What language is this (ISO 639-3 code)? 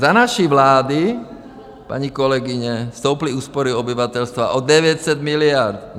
ces